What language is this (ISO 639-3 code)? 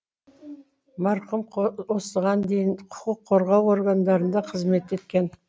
kaz